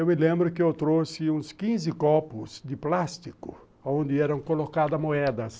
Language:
Portuguese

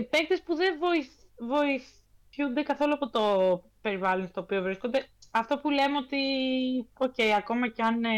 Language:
Greek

